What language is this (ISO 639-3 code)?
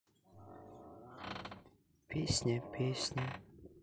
rus